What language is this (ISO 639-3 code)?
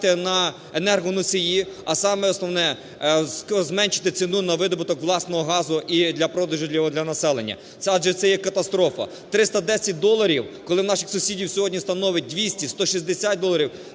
ukr